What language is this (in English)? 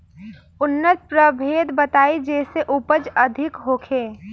Bhojpuri